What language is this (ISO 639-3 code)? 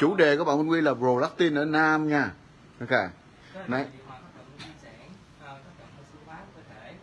vie